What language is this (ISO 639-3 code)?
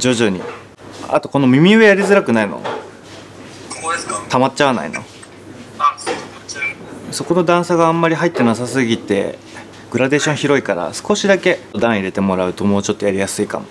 jpn